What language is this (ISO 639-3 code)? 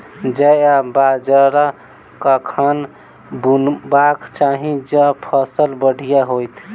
mai